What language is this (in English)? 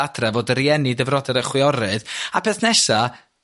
Welsh